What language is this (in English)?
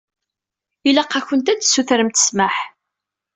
Kabyle